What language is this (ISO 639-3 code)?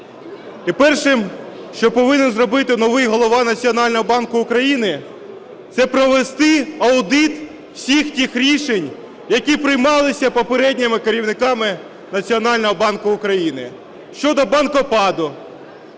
ukr